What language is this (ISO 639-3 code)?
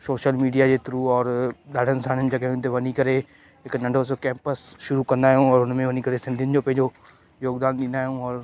snd